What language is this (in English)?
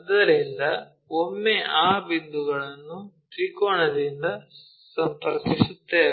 Kannada